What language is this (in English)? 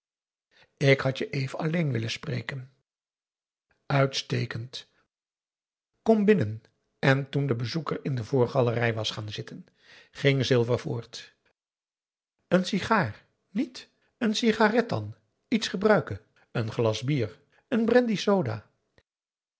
Dutch